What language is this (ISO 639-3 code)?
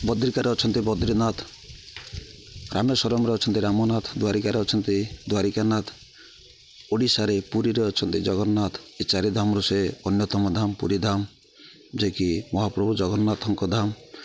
ori